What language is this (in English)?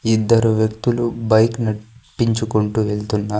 Telugu